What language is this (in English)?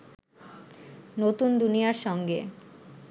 Bangla